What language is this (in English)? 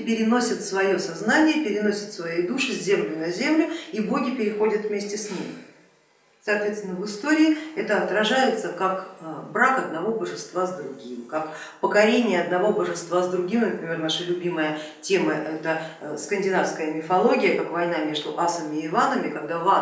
Russian